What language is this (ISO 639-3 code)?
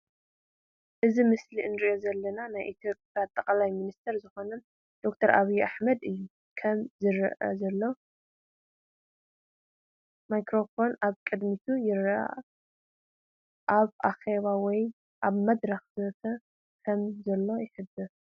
tir